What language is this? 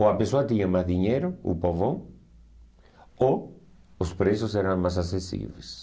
Portuguese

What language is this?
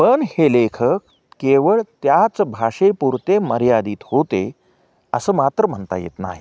Marathi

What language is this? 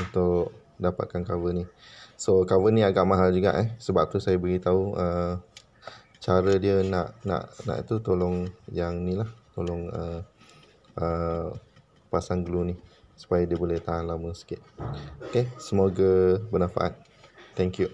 Malay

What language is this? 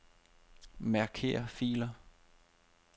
Danish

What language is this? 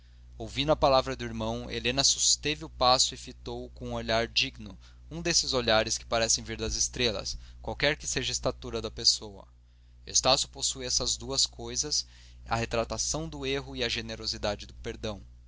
Portuguese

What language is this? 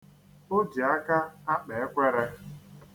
Igbo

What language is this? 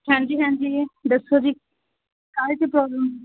Punjabi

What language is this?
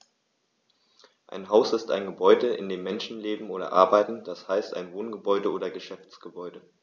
German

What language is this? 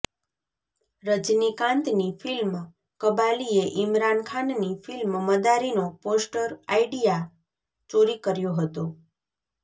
Gujarati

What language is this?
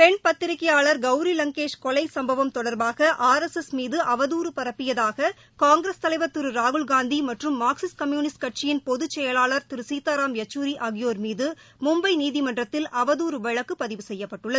Tamil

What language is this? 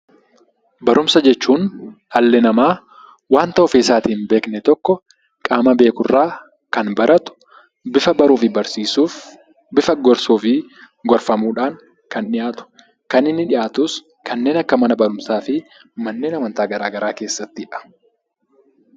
Oromo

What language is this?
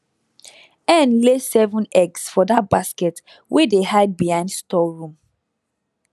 Nigerian Pidgin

